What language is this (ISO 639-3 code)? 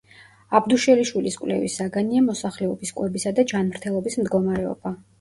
kat